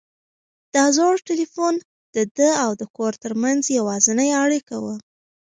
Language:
Pashto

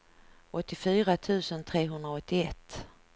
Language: Swedish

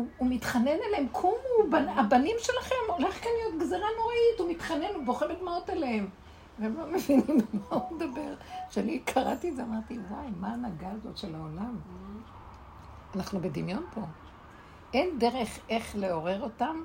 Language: Hebrew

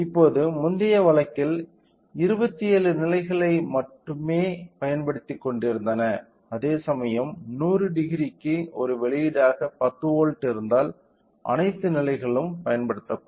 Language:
Tamil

